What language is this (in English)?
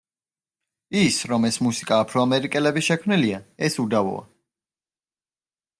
Georgian